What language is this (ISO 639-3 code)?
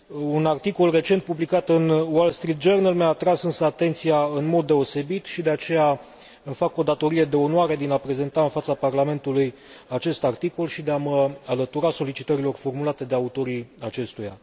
ron